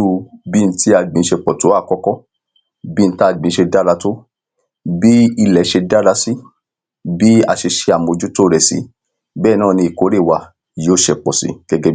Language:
Yoruba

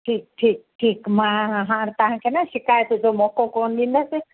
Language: Sindhi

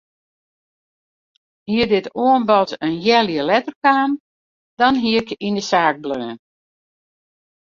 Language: Western Frisian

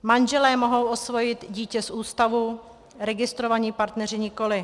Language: Czech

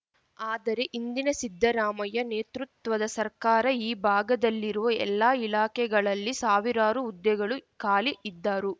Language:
Kannada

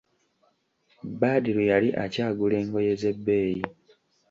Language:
Ganda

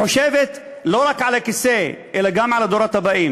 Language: Hebrew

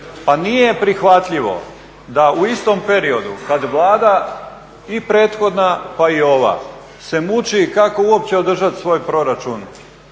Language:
Croatian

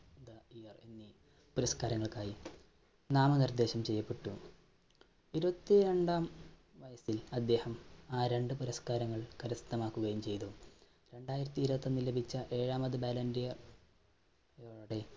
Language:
Malayalam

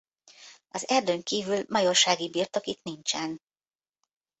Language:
Hungarian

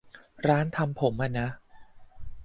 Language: Thai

